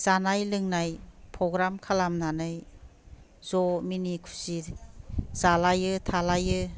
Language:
Bodo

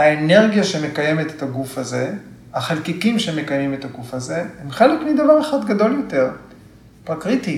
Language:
Hebrew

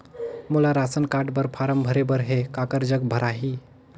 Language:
Chhattisgarhi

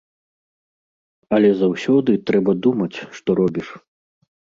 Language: Belarusian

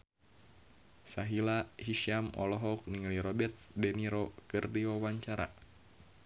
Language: Sundanese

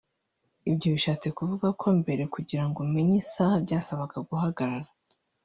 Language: Kinyarwanda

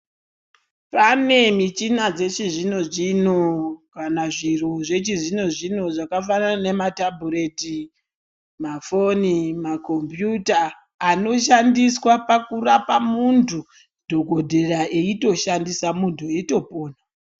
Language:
Ndau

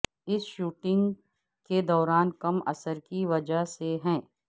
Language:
Urdu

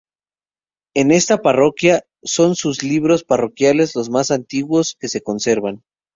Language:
Spanish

